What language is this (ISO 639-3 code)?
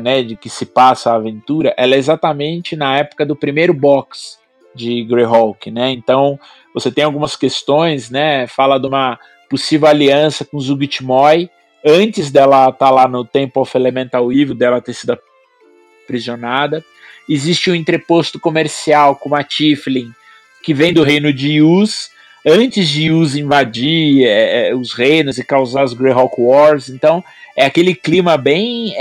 por